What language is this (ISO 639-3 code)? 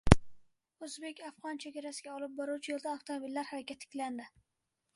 uzb